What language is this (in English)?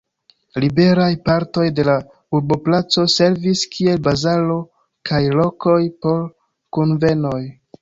Esperanto